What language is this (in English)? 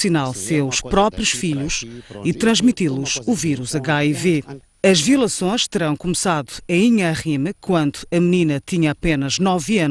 Portuguese